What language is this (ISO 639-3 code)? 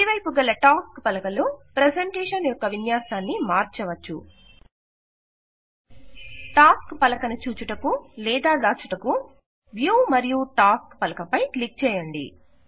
tel